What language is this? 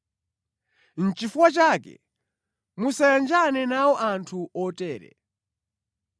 Nyanja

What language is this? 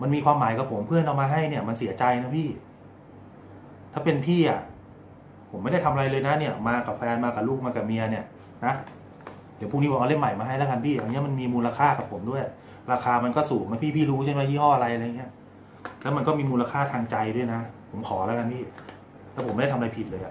Thai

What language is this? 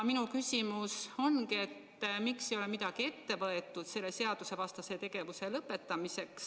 Estonian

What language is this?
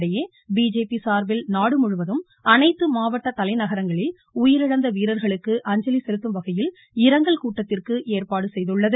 Tamil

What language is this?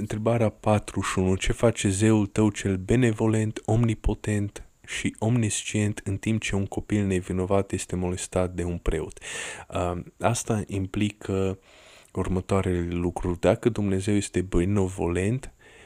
Romanian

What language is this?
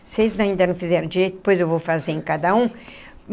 Portuguese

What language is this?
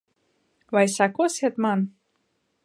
Latvian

